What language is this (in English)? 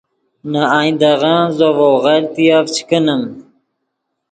Yidgha